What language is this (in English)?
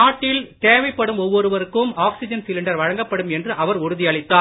Tamil